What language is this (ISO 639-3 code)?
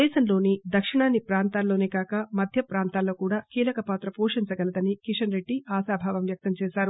tel